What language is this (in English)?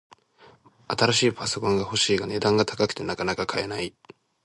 Japanese